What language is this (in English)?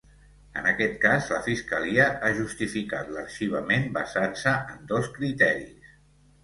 Catalan